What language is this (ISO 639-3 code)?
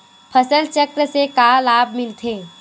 hne